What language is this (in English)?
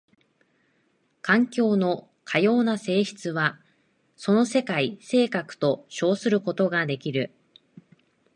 Japanese